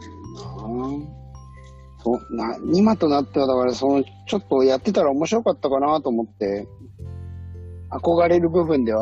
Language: Japanese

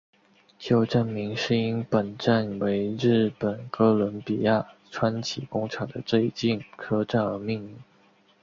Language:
Chinese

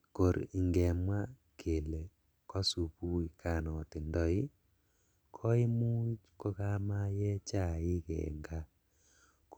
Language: Kalenjin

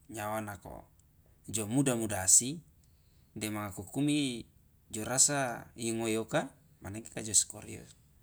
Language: Loloda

